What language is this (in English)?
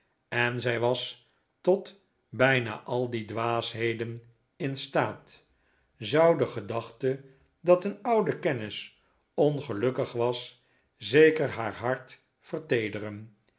Dutch